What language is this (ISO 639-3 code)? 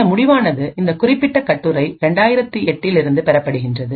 tam